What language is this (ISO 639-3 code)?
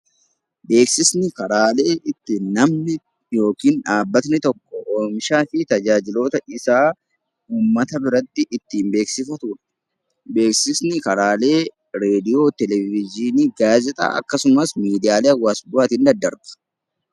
orm